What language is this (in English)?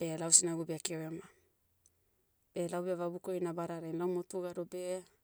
Motu